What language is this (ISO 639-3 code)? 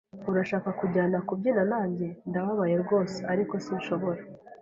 kin